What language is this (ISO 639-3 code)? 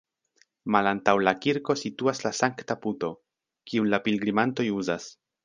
epo